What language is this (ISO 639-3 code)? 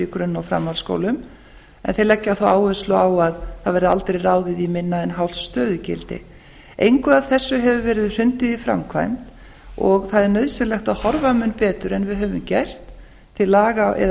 isl